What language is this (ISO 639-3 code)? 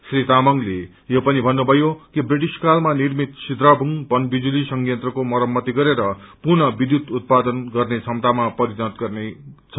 nep